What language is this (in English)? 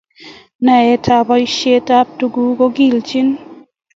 Kalenjin